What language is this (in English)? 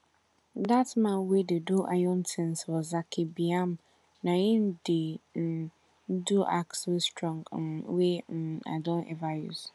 Nigerian Pidgin